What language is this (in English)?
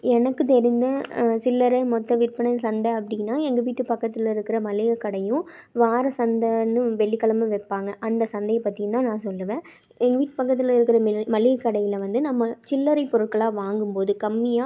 Tamil